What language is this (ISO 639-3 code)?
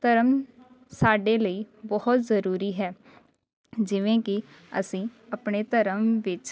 pan